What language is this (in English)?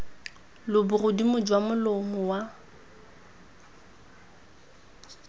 Tswana